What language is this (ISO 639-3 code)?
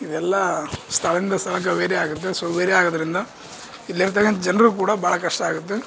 kan